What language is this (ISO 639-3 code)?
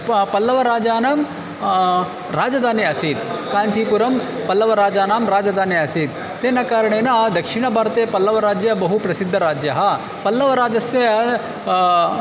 san